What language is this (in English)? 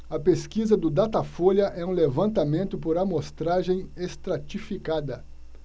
Portuguese